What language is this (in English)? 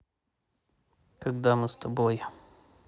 Russian